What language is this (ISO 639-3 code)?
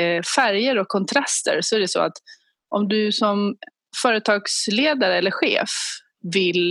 swe